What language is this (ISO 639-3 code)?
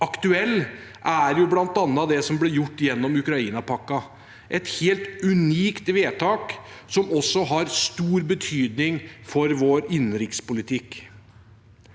nor